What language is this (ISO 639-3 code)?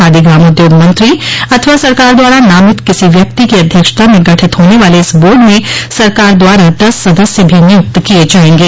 hin